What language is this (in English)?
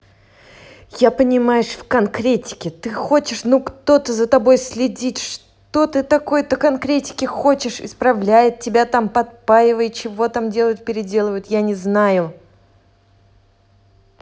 Russian